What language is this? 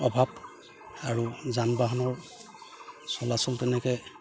Assamese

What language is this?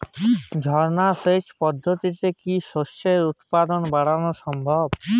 Bangla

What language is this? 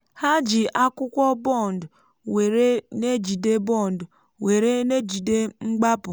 Igbo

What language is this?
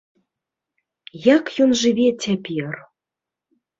Belarusian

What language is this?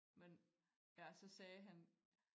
Danish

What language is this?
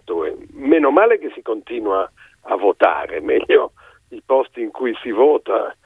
Italian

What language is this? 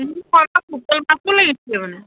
Assamese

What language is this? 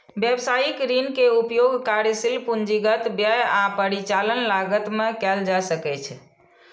Maithili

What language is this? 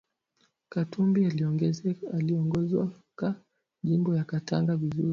Swahili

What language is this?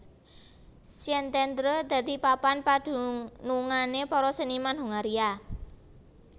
Javanese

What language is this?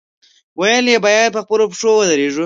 Pashto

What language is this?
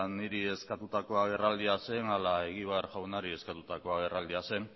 Basque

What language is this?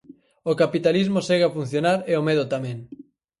Galician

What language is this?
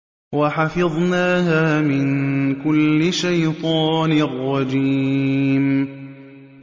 Arabic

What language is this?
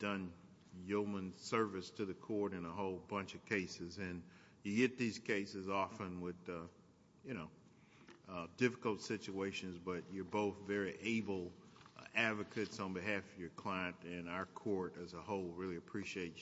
English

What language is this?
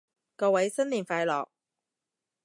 Cantonese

